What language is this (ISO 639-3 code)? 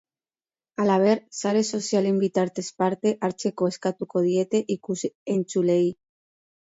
eus